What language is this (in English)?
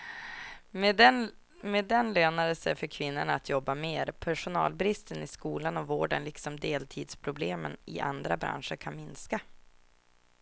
Swedish